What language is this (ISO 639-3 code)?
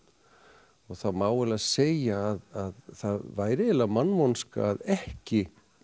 isl